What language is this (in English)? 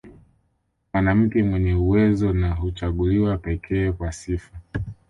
Swahili